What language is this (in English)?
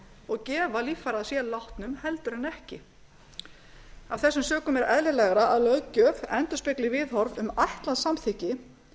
Icelandic